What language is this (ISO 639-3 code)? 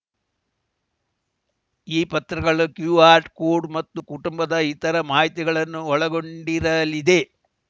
kan